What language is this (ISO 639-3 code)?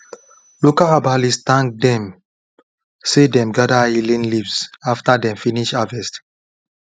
pcm